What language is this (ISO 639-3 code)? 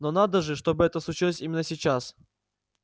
rus